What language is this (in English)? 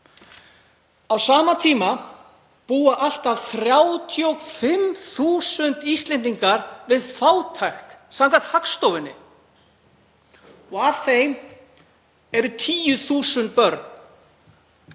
Icelandic